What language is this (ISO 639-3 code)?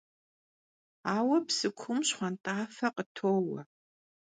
kbd